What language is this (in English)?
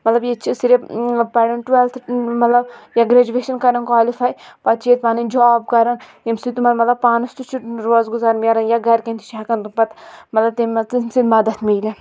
Kashmiri